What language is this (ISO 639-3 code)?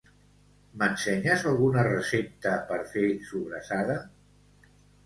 cat